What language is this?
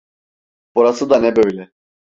Turkish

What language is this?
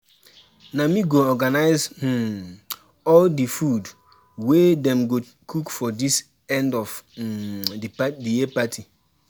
Nigerian Pidgin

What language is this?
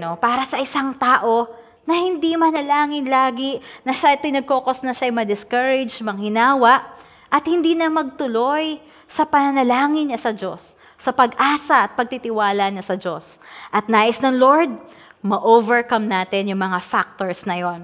Filipino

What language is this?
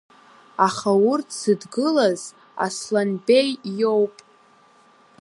Abkhazian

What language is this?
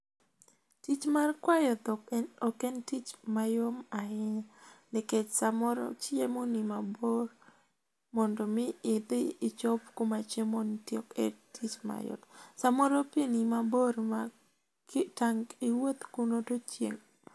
Luo (Kenya and Tanzania)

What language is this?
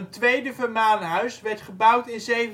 Dutch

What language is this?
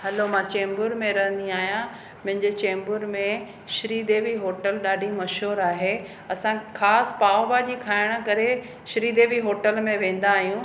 Sindhi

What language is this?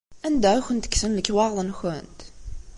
Kabyle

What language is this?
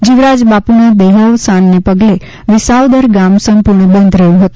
Gujarati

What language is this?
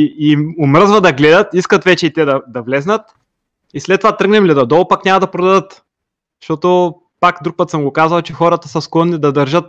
Bulgarian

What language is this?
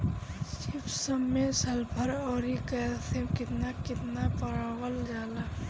Bhojpuri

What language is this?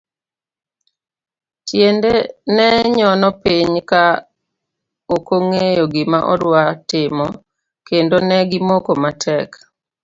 Luo (Kenya and Tanzania)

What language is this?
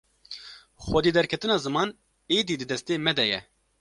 Kurdish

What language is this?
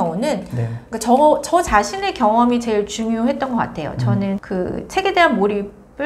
Korean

